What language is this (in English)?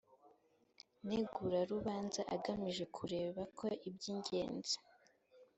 Kinyarwanda